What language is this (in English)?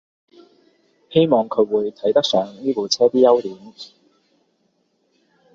Cantonese